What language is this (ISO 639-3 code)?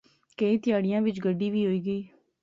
phr